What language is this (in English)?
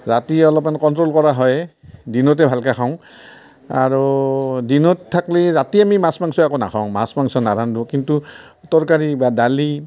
Assamese